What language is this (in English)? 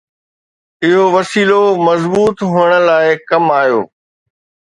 Sindhi